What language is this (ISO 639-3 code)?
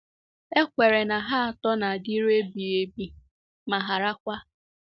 ibo